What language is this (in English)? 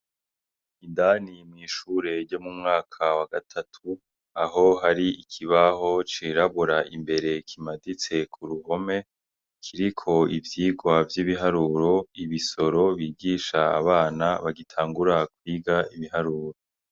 Rundi